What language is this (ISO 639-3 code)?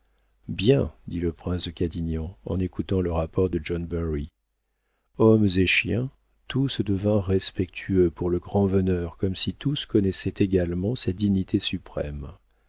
fra